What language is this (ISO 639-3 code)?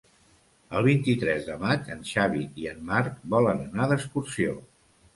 cat